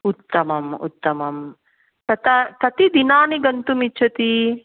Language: Sanskrit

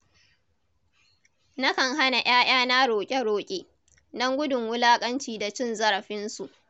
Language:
Hausa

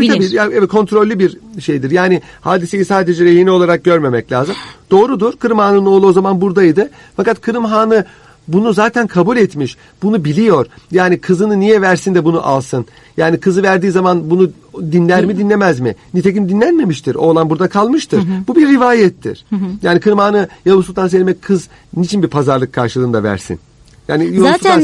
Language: Turkish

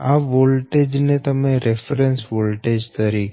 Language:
Gujarati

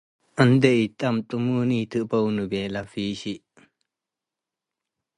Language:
Tigre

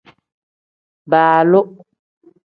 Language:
Tem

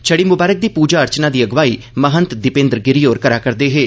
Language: Dogri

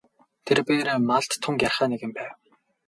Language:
Mongolian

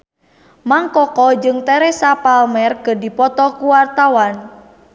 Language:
Sundanese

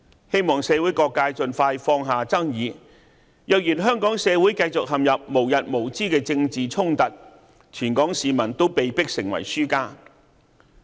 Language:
Cantonese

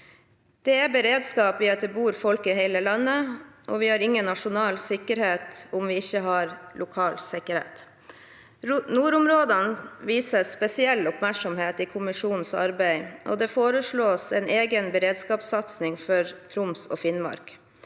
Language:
Norwegian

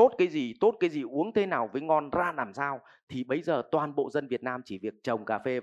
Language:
Vietnamese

